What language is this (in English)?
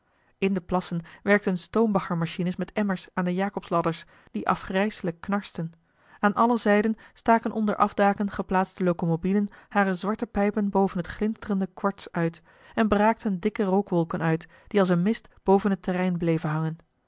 Dutch